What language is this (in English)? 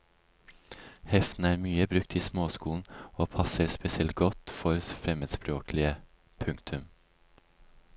Norwegian